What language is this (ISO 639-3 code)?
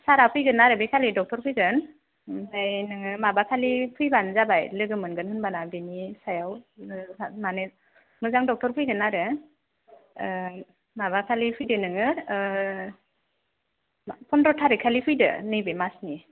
brx